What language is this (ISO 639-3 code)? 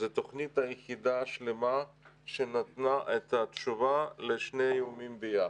heb